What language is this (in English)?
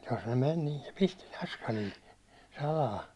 Finnish